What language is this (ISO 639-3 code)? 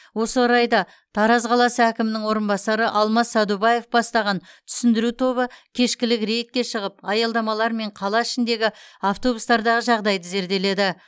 kaz